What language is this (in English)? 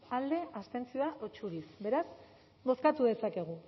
Basque